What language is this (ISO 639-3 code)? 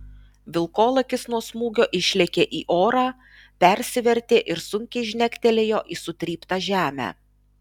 lit